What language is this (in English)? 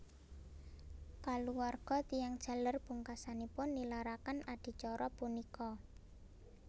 Javanese